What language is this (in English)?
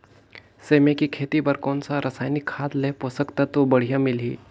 Chhattisgarhi